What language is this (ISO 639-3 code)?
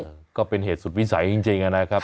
tha